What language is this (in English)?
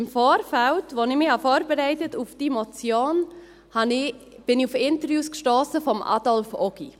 Swiss German